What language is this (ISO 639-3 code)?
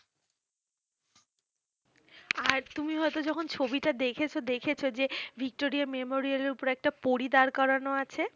ben